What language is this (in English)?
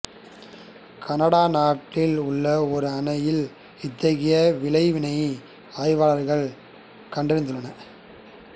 Tamil